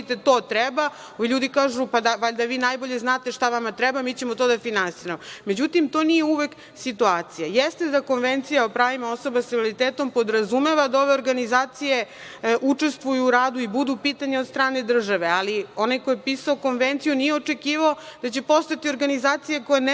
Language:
Serbian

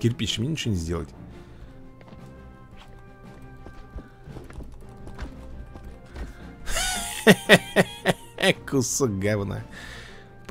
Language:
Russian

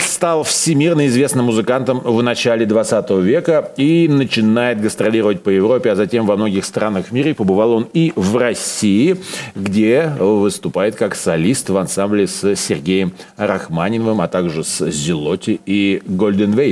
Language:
Russian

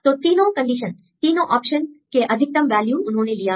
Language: Hindi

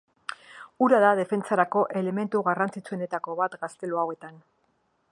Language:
Basque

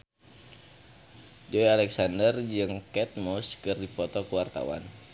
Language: Sundanese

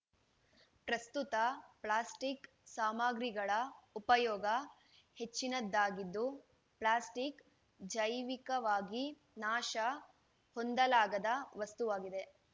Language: Kannada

